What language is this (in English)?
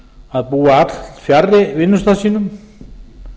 Icelandic